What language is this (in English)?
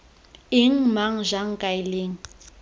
Tswana